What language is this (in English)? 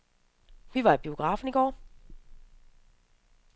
Danish